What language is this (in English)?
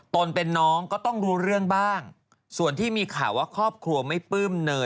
Thai